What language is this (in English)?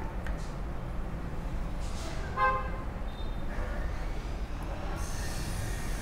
Telugu